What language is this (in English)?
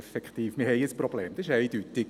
Swiss German